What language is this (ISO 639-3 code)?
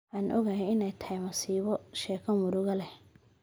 som